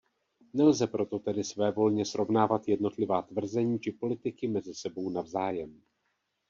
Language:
Czech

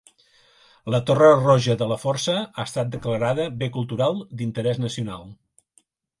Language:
Catalan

